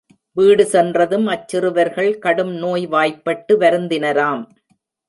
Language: Tamil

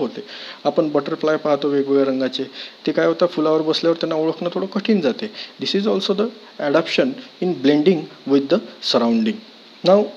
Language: English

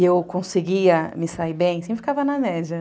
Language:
Portuguese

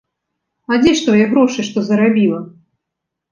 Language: Belarusian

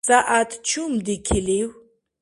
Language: Dargwa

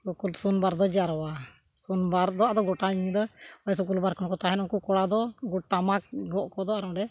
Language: Santali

